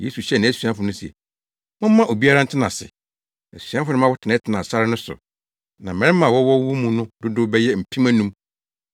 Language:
Akan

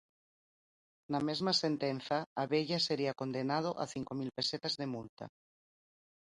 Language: Galician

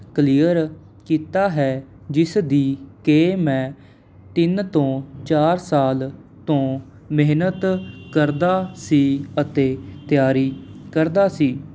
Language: Punjabi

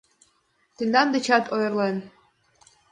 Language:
Mari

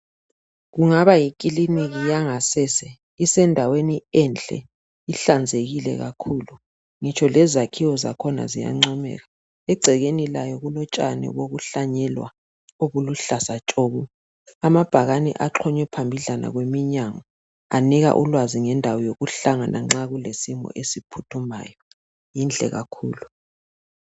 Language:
North Ndebele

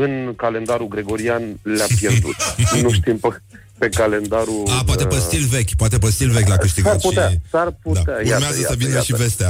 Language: Romanian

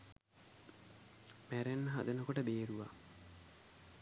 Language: Sinhala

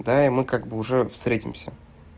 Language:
Russian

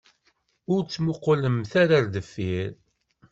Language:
Kabyle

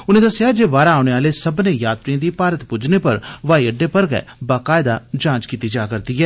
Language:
Dogri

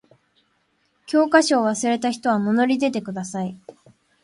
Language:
Japanese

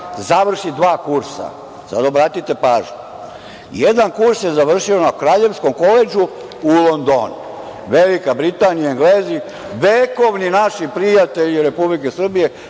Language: Serbian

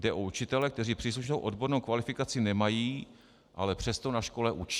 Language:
Czech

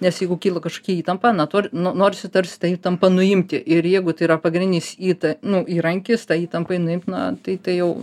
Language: Lithuanian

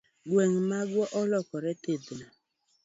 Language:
Luo (Kenya and Tanzania)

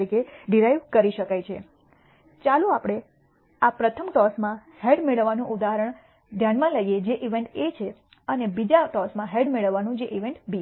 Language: Gujarati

